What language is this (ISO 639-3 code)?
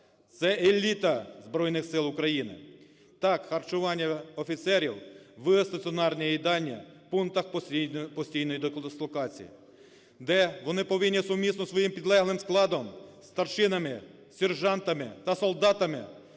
ukr